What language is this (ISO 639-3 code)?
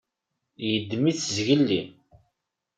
kab